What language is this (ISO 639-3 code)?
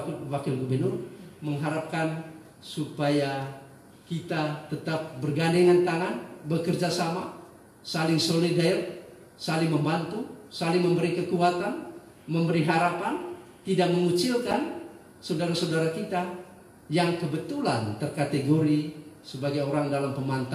ind